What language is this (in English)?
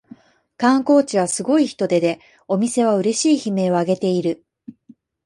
Japanese